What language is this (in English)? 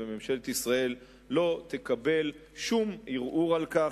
Hebrew